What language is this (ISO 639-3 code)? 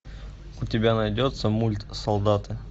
rus